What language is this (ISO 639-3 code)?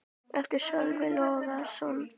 isl